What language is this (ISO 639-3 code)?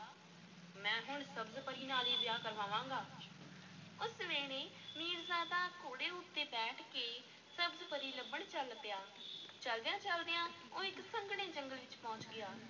pan